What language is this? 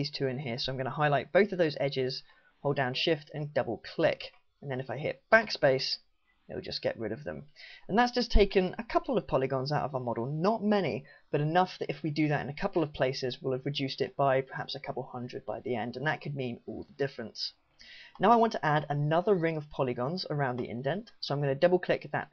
English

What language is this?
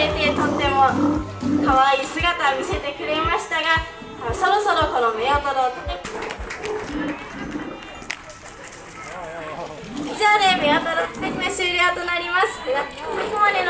Japanese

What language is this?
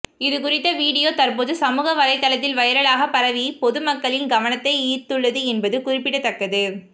Tamil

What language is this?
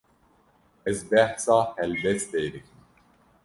Kurdish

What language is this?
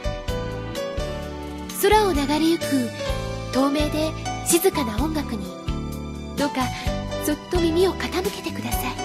Japanese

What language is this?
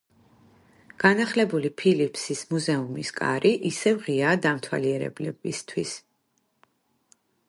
Georgian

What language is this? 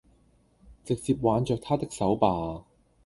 Cantonese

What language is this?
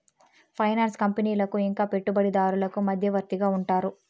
Telugu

